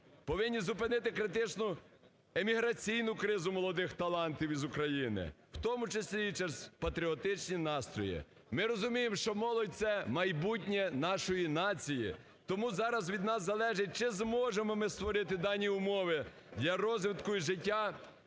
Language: Ukrainian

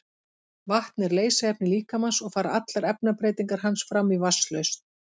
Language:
Icelandic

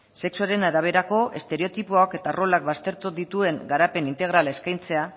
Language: Basque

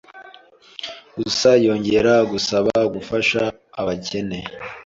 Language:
Kinyarwanda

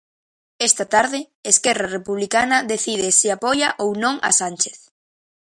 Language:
Galician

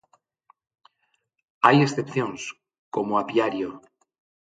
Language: Galician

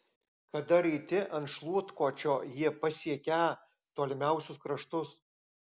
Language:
Lithuanian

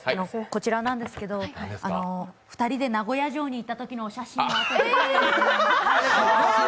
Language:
Japanese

